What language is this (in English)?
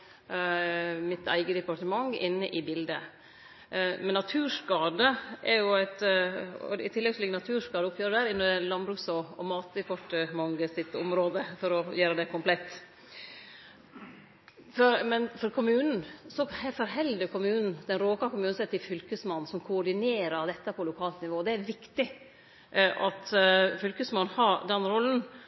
Norwegian Nynorsk